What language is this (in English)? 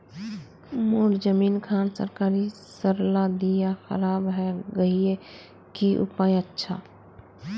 Magahi